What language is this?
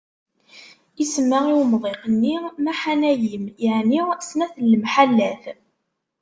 Kabyle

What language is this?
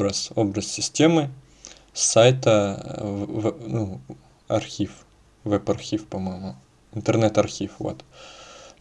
Russian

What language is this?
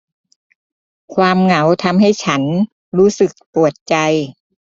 Thai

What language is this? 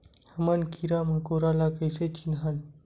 Chhattisgarhi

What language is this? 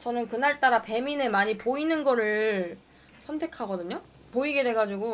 Korean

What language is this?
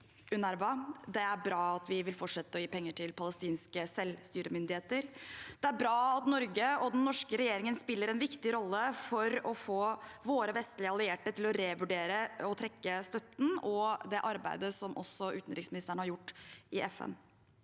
Norwegian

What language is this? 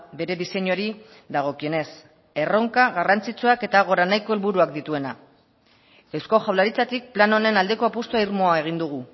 Basque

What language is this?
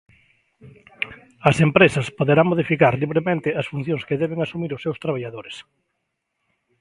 Galician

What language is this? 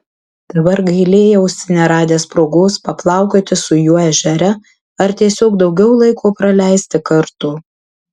Lithuanian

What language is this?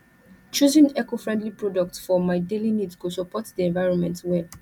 Nigerian Pidgin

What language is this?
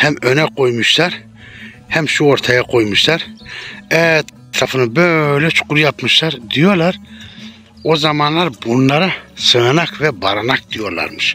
Turkish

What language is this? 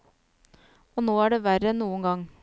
Norwegian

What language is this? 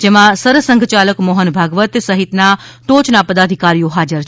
Gujarati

